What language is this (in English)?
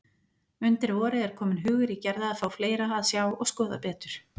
Icelandic